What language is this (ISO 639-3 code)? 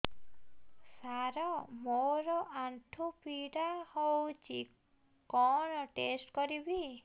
ori